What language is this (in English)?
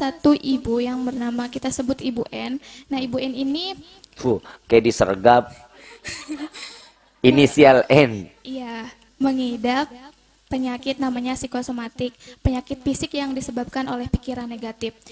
Indonesian